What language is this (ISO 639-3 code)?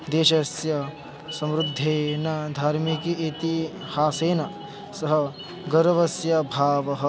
san